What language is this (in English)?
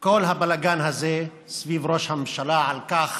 Hebrew